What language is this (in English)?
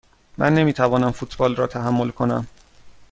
Persian